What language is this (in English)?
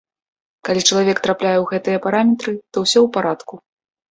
Belarusian